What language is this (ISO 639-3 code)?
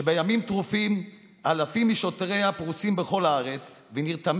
heb